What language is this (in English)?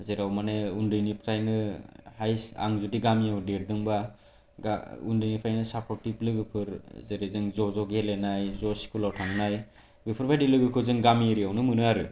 Bodo